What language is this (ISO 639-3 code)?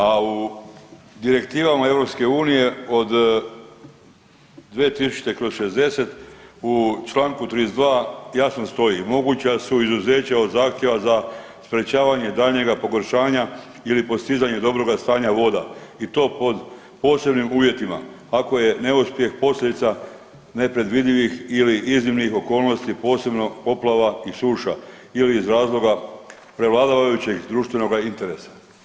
hrv